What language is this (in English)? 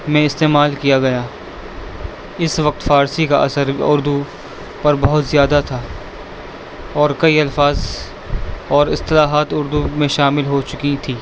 Urdu